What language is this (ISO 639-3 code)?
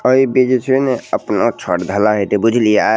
mai